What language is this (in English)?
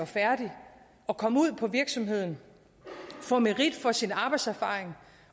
Danish